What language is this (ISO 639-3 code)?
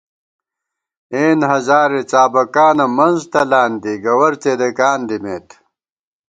gwt